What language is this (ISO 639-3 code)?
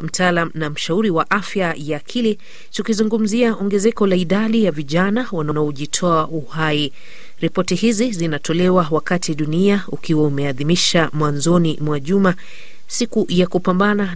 swa